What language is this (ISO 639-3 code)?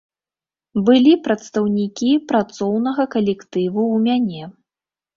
bel